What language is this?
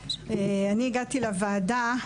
Hebrew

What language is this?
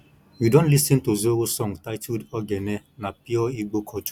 Nigerian Pidgin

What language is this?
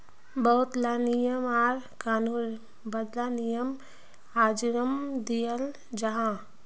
Magahi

